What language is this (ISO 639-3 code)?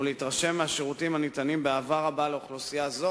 heb